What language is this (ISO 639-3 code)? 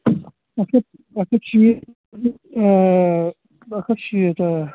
kas